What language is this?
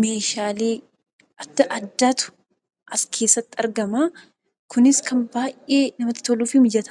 Oromo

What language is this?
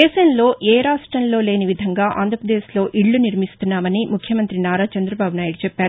Telugu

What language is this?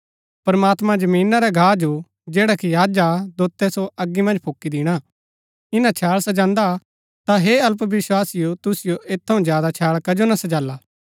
Gaddi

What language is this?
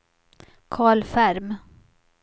Swedish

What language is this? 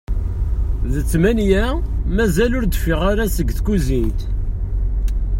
Kabyle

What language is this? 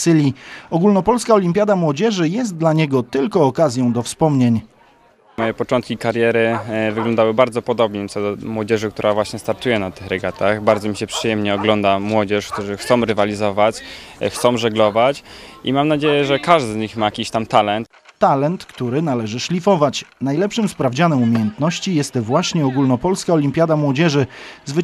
Polish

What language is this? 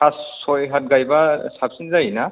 Bodo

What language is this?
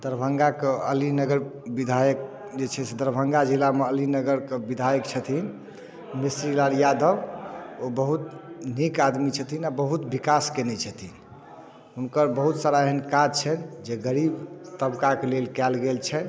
Maithili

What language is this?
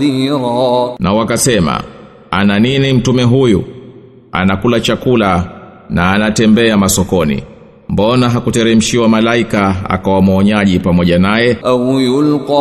Swahili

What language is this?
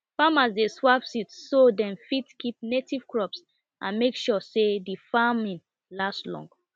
Nigerian Pidgin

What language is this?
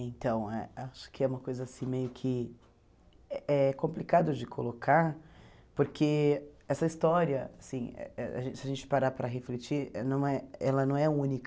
Portuguese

